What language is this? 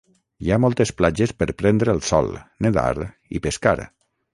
Catalan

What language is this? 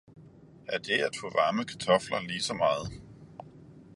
Danish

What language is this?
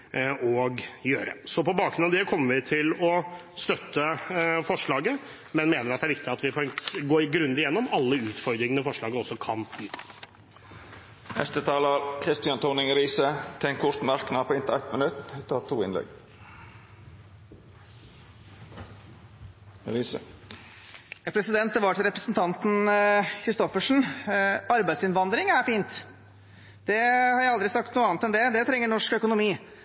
Norwegian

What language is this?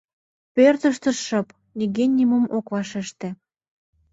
Mari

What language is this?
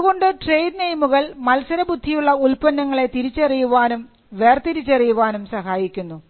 Malayalam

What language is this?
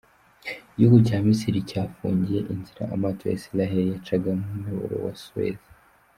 Kinyarwanda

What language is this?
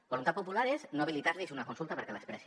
Catalan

